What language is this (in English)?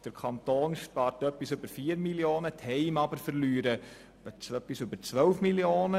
Swiss German